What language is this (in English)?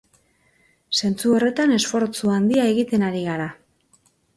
Basque